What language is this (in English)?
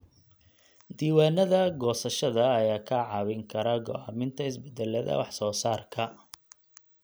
Somali